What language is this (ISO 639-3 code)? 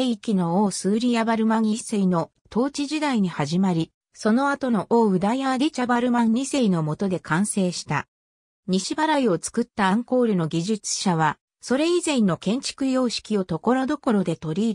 jpn